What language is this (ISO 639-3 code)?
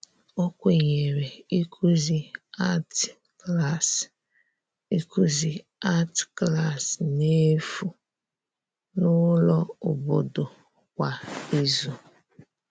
ibo